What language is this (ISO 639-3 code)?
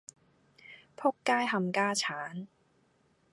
yue